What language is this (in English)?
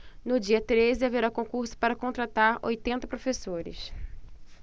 Portuguese